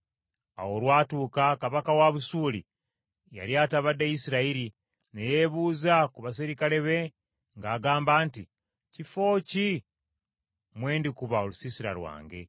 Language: Ganda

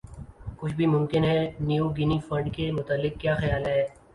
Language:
Urdu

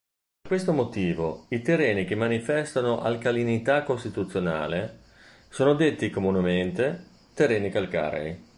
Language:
Italian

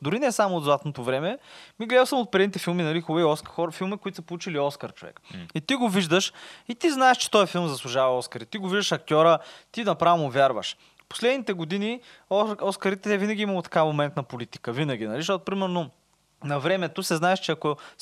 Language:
Bulgarian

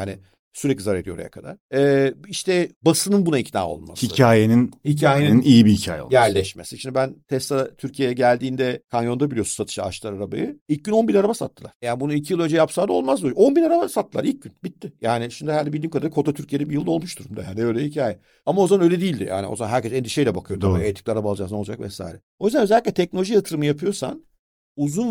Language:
Turkish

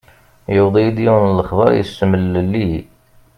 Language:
Kabyle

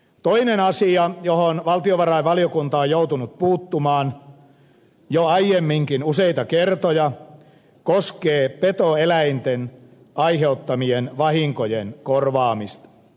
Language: Finnish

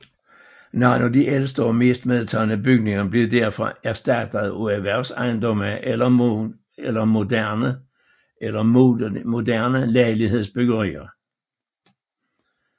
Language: Danish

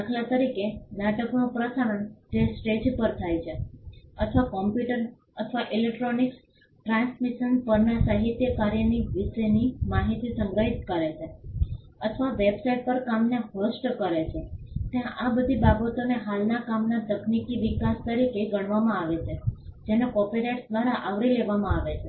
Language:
Gujarati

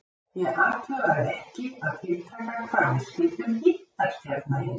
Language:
Icelandic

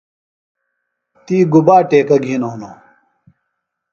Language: Phalura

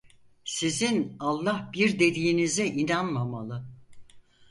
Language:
Turkish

